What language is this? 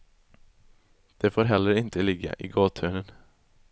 Swedish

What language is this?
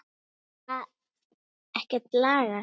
Icelandic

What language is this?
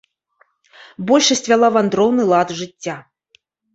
Belarusian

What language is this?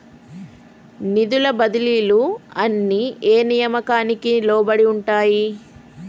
Telugu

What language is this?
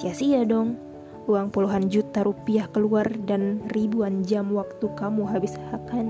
Indonesian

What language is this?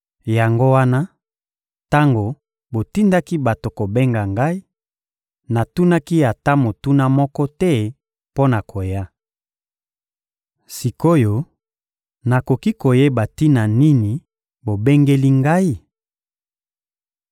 Lingala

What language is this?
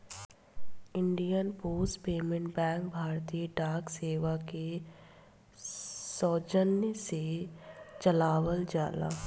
Bhojpuri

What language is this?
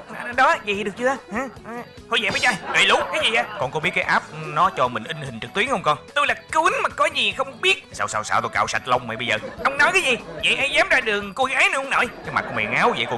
Vietnamese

